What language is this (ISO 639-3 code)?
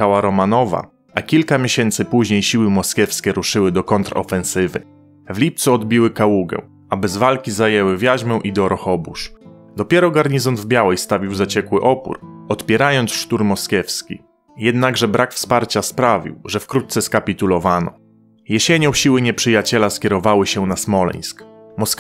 pol